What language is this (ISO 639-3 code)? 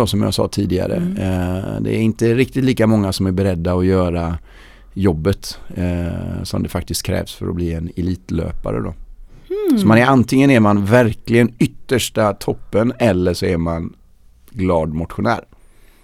swe